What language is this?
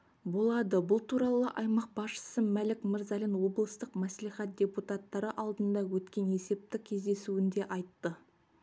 Kazakh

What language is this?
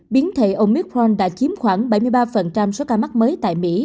Vietnamese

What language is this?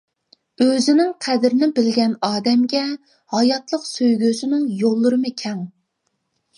Uyghur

